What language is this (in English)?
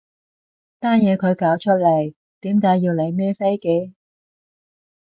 Cantonese